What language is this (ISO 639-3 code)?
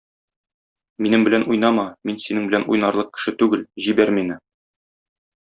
tat